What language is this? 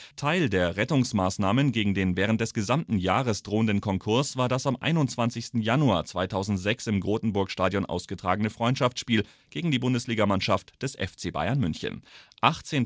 German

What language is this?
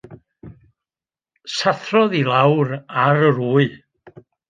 Welsh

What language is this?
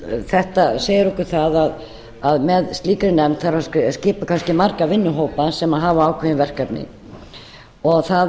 Icelandic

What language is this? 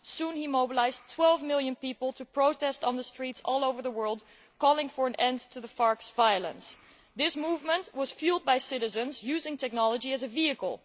English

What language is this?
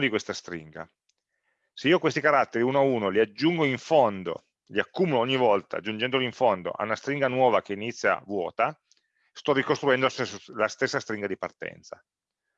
Italian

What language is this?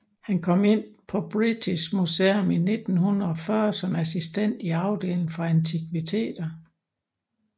Danish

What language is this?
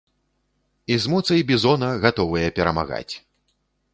Belarusian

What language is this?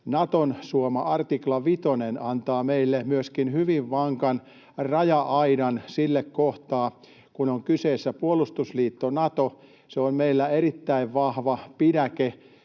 Finnish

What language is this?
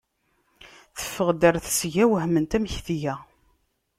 Kabyle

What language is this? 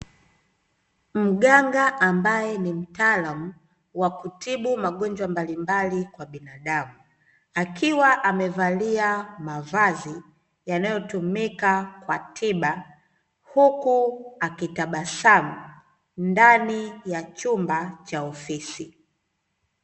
Swahili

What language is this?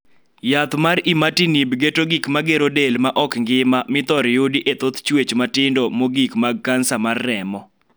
Luo (Kenya and Tanzania)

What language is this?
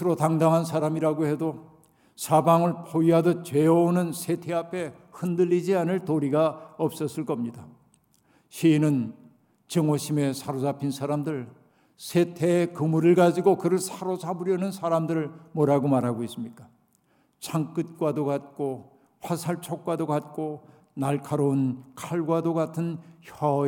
Korean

